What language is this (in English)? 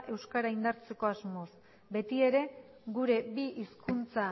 Basque